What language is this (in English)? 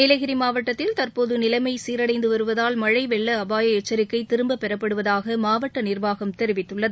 Tamil